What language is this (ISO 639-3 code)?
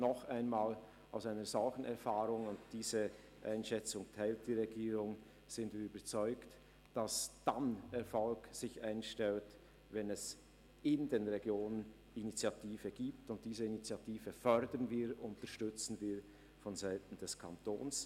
gsw